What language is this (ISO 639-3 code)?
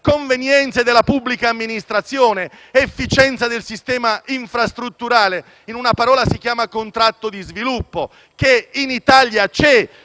ita